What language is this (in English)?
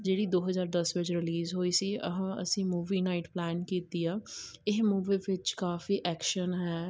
Punjabi